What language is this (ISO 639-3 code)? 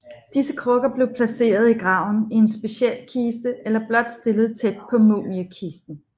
dan